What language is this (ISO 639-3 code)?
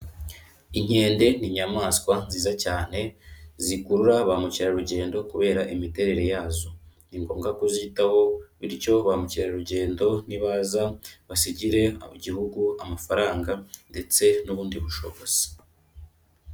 kin